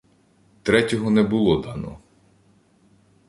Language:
Ukrainian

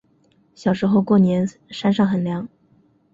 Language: Chinese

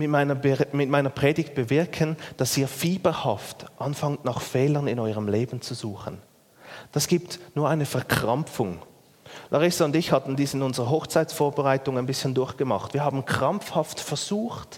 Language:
German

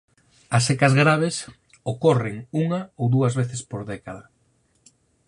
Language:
Galician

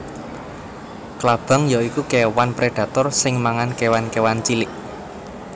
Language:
Javanese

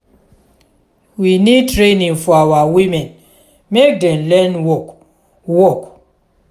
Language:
Nigerian Pidgin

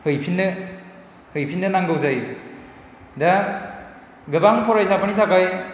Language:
Bodo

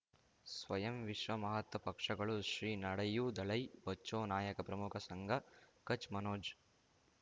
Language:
Kannada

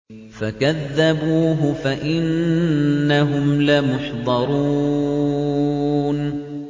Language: Arabic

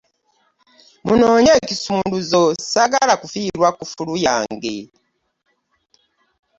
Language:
Ganda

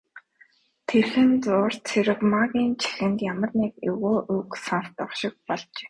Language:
Mongolian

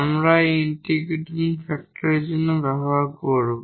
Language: Bangla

